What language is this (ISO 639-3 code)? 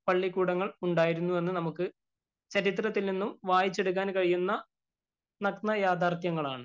mal